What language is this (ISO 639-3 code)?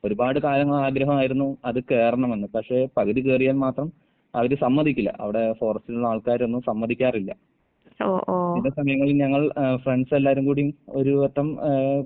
mal